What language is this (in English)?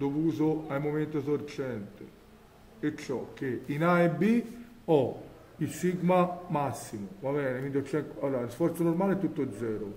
Italian